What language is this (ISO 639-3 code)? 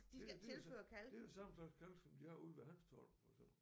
dan